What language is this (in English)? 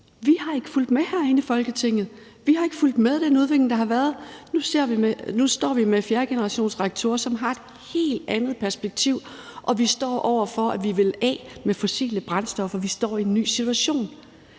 Danish